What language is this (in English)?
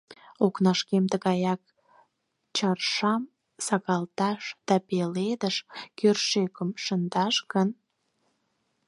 Mari